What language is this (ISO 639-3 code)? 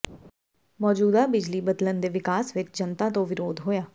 pan